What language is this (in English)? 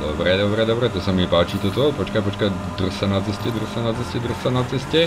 Czech